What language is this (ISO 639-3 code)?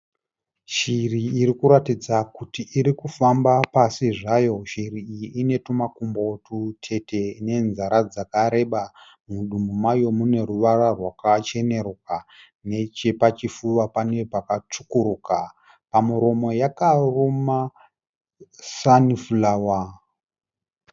sna